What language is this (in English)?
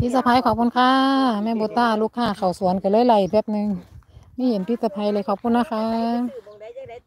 Thai